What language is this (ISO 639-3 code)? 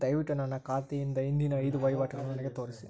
kan